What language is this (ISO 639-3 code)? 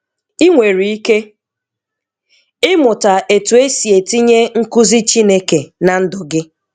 ibo